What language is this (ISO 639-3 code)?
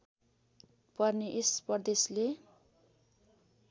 nep